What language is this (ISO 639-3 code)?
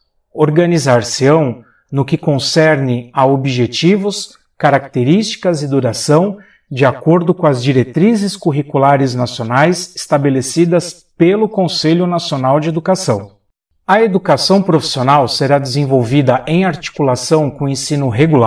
por